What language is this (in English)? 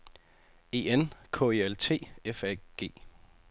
Danish